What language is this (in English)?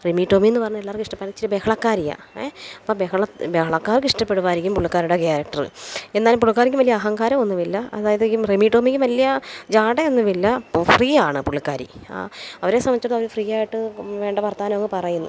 Malayalam